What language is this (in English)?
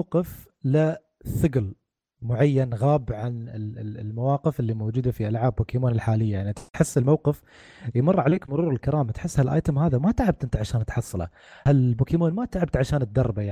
Arabic